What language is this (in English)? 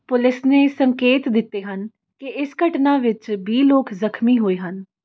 Punjabi